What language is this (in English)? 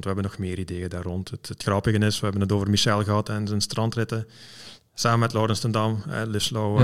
Dutch